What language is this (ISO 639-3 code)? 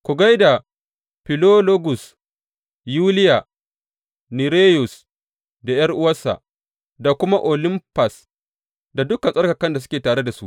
hau